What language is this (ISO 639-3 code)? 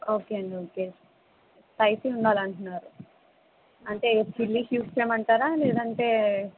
tel